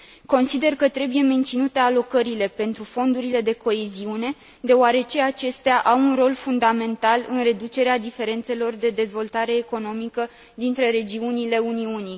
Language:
Romanian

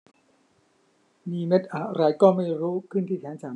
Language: Thai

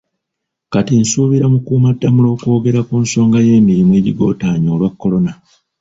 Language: Ganda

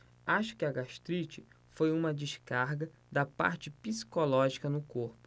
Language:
Portuguese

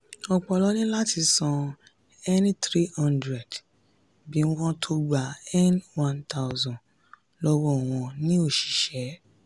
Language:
Yoruba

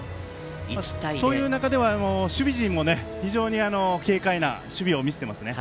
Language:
Japanese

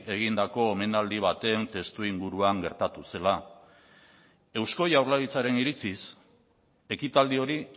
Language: Basque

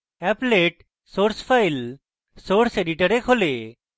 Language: Bangla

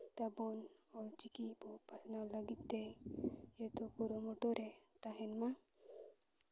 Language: Santali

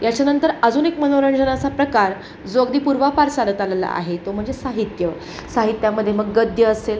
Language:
Marathi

